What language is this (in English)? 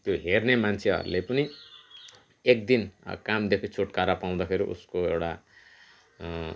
Nepali